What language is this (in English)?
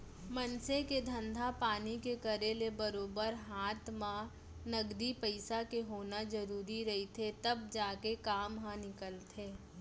Chhattisgarhi